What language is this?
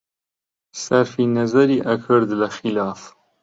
Central Kurdish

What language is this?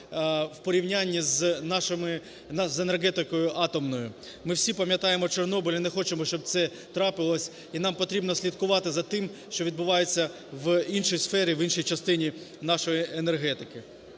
Ukrainian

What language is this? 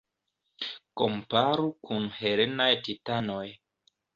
Esperanto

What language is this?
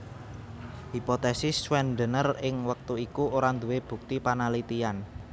Javanese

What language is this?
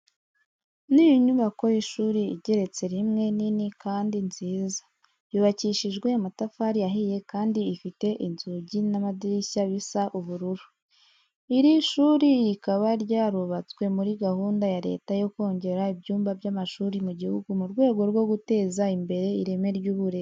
Kinyarwanda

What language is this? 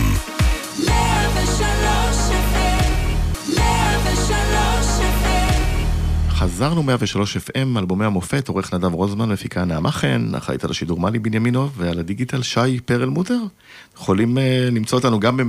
Hebrew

